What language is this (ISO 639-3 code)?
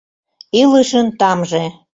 chm